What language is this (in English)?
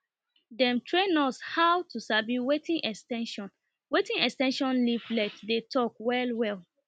Nigerian Pidgin